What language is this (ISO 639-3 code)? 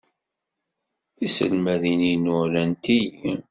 kab